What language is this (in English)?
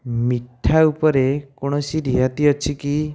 Odia